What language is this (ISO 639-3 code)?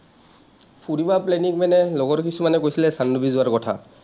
asm